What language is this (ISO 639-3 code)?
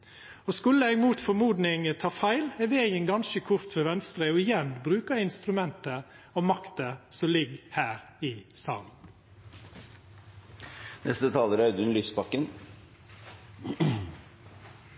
nno